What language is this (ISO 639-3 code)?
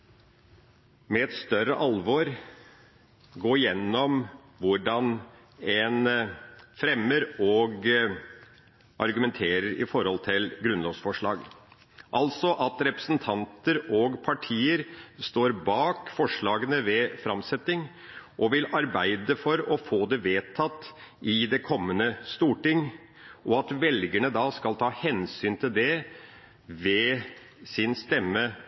nob